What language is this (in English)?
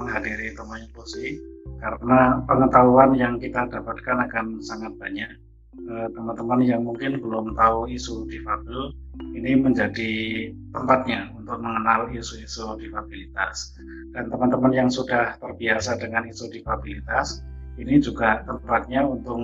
Indonesian